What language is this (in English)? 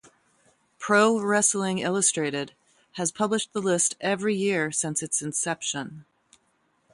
English